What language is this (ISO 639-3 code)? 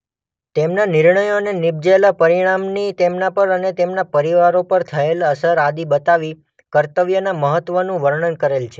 guj